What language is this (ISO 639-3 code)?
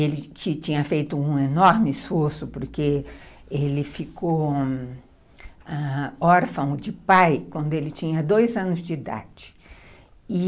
por